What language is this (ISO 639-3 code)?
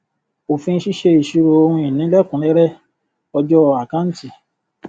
yor